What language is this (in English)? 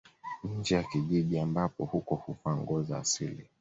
Swahili